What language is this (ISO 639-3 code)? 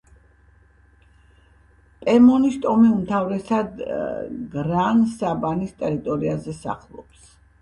kat